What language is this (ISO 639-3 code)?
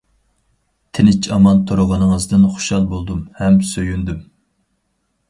uig